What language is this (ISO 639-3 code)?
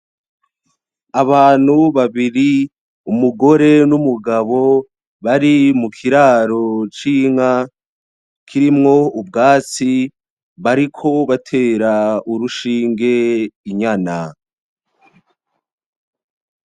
run